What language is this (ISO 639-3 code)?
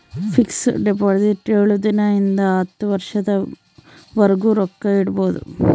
kan